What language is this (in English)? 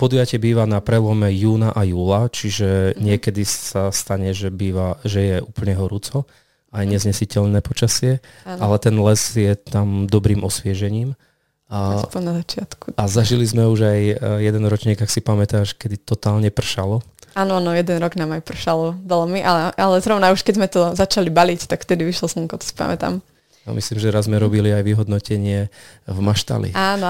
Slovak